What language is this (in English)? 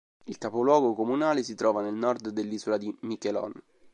Italian